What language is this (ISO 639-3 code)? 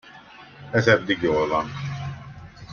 hun